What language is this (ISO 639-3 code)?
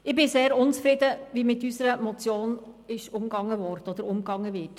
gsw